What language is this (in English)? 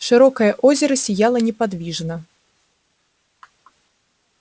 Russian